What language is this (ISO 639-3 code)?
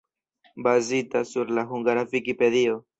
epo